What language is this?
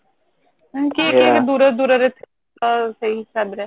Odia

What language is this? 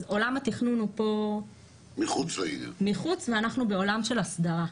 Hebrew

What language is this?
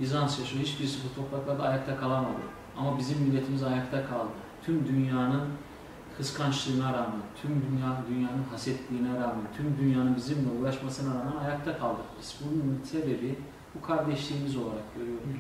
Turkish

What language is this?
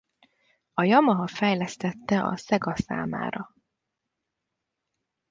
Hungarian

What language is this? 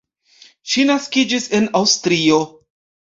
Esperanto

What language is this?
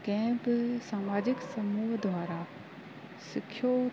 Sindhi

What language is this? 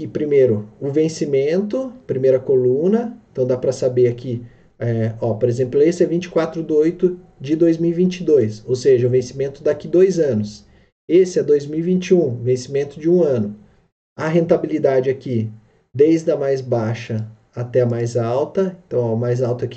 Portuguese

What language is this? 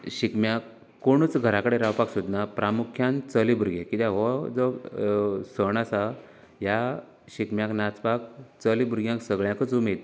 Konkani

